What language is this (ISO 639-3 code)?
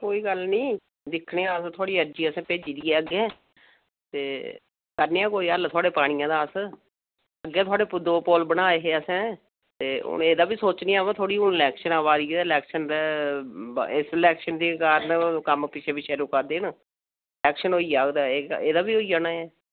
doi